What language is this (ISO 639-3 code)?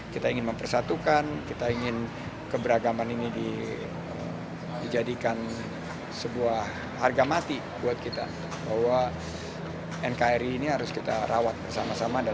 ind